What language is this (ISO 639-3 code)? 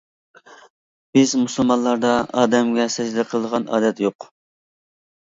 uig